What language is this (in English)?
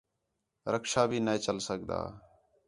Khetrani